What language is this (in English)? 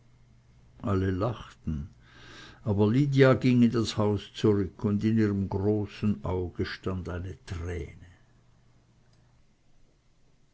German